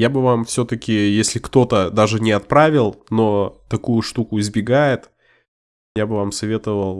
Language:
Russian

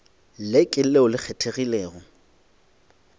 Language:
Northern Sotho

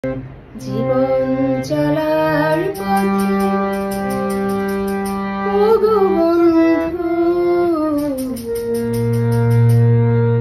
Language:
Bangla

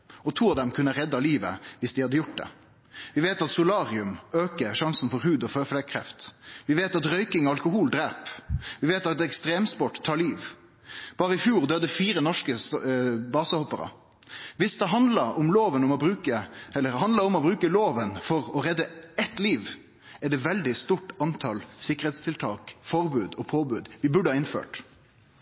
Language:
Norwegian Nynorsk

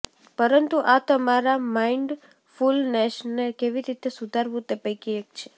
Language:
Gujarati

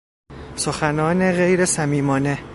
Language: Persian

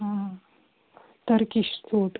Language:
Kashmiri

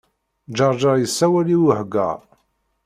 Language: Kabyle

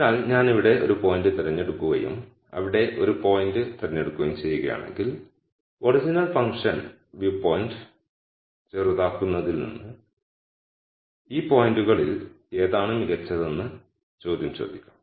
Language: Malayalam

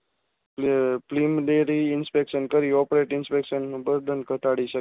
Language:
Gujarati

